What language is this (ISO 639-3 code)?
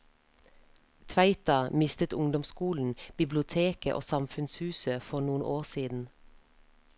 nor